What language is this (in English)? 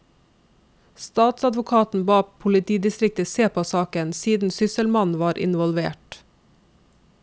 Norwegian